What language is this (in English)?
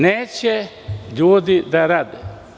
Serbian